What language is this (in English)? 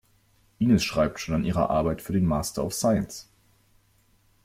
German